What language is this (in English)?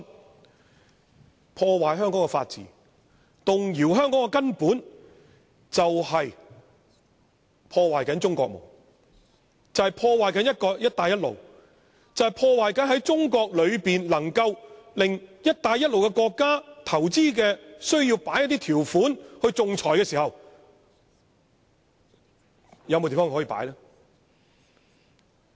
Cantonese